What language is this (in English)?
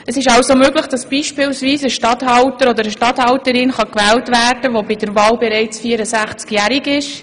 Swiss German